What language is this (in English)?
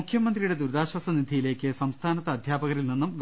Malayalam